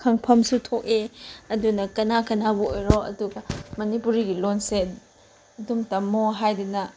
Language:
Manipuri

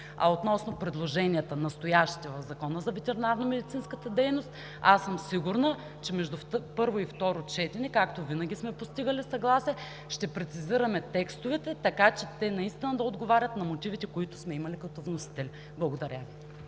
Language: Bulgarian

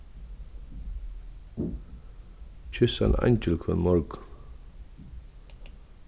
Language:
Faroese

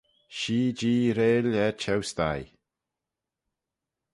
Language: Manx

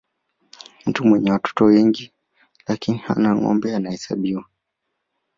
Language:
Swahili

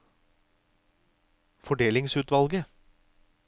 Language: Norwegian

